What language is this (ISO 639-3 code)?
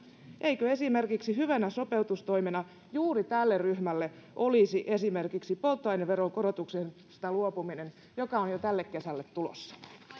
fin